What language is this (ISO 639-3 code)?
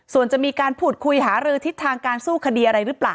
tha